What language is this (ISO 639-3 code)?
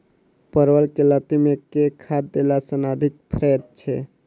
mai